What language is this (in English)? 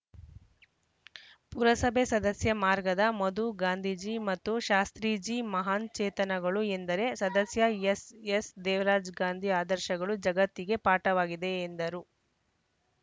Kannada